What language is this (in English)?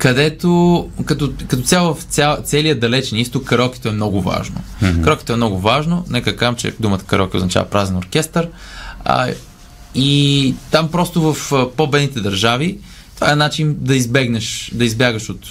Bulgarian